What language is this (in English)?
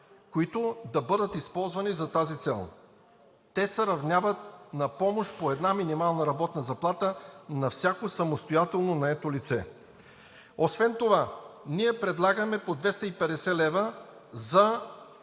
Bulgarian